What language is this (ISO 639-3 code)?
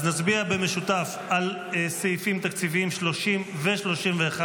heb